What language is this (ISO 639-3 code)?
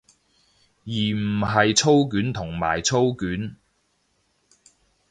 yue